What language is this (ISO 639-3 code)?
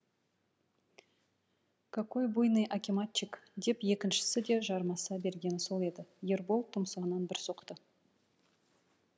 kaz